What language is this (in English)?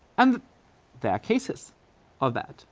English